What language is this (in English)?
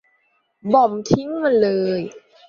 Thai